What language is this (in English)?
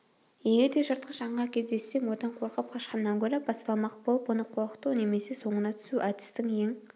Kazakh